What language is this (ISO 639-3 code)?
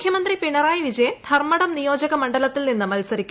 mal